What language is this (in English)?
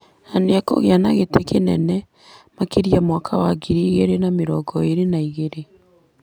Kikuyu